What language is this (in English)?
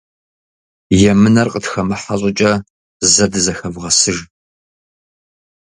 Kabardian